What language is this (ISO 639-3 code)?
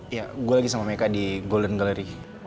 ind